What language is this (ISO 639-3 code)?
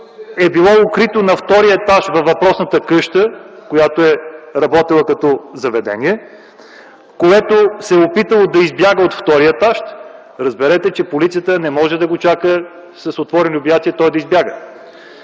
bul